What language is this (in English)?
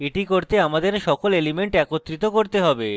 Bangla